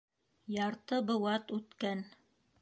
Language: Bashkir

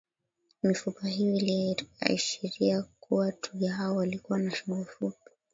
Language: Swahili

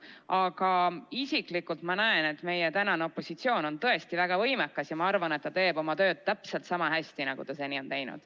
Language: Estonian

